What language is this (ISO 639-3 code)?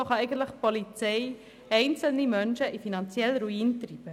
gsw